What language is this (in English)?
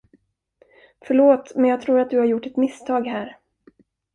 Swedish